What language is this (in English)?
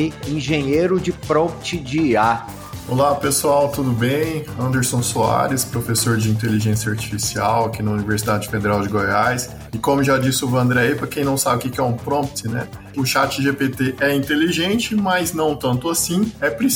Portuguese